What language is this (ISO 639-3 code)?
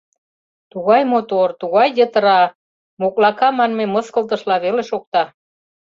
chm